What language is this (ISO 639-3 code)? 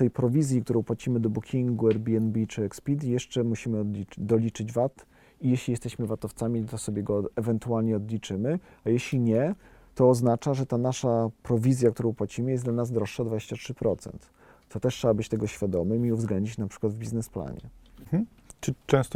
pol